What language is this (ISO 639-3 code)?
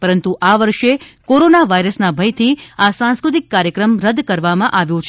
guj